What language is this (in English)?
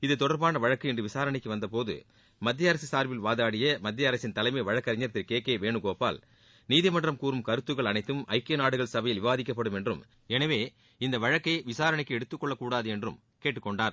Tamil